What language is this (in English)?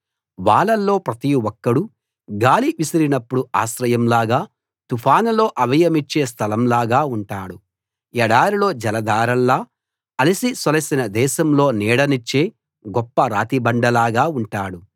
Telugu